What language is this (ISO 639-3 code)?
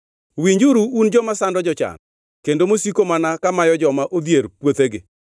luo